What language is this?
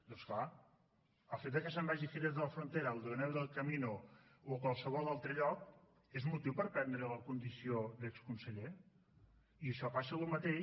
Catalan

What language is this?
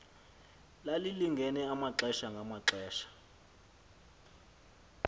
Xhosa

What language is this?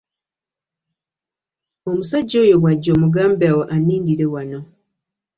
Ganda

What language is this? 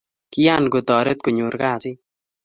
Kalenjin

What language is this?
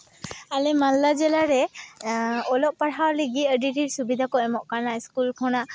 Santali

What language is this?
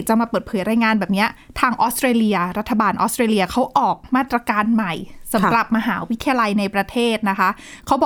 Thai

